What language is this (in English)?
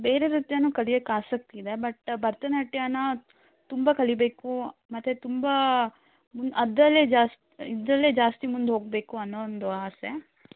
Kannada